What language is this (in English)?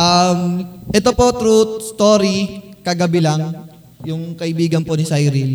Filipino